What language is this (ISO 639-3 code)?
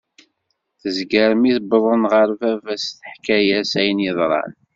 kab